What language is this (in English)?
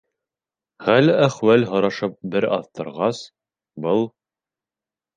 Bashkir